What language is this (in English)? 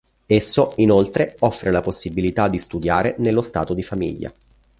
Italian